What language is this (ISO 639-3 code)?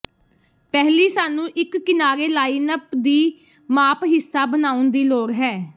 pan